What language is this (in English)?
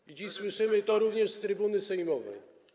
Polish